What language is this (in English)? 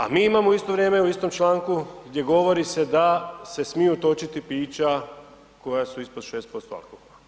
Croatian